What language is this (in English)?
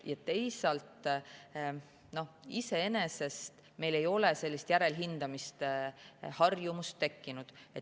Estonian